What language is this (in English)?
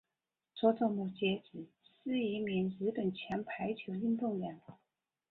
Chinese